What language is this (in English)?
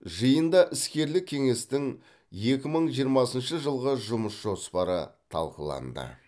Kazakh